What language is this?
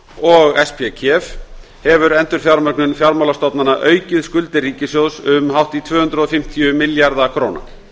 Icelandic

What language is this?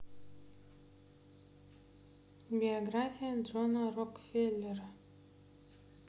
Russian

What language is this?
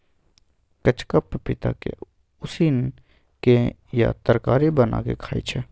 Maithili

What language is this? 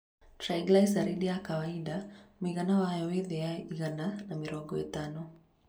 Kikuyu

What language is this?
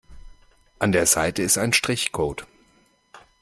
German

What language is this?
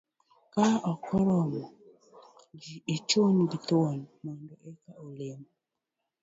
Luo (Kenya and Tanzania)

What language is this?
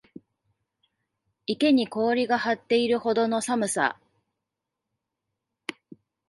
Japanese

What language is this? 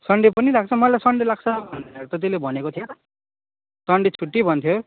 Nepali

